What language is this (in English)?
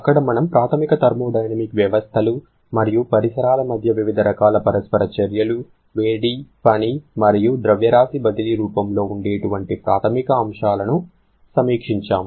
Telugu